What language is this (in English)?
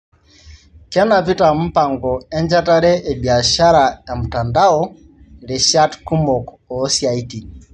Masai